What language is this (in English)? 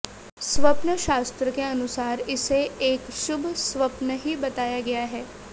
Hindi